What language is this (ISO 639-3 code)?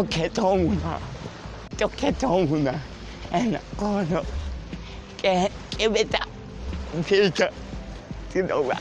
ell